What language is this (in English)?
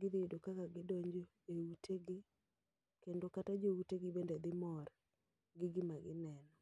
Luo (Kenya and Tanzania)